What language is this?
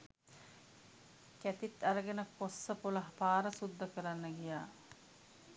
Sinhala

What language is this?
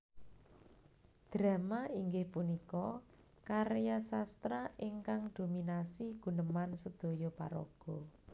Javanese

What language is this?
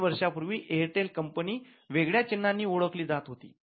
Marathi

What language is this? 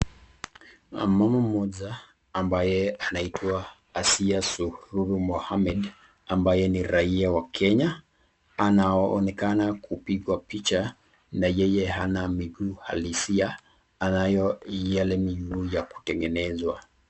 Swahili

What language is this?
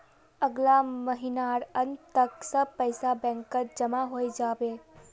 Magahi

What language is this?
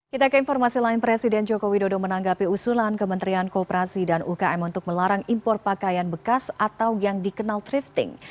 Indonesian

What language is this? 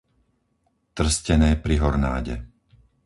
Slovak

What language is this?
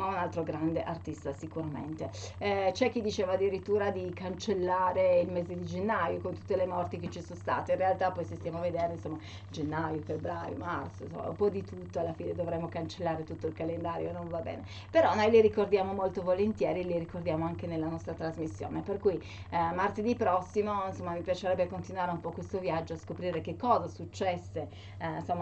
Italian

